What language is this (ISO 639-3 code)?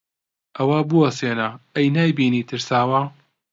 ckb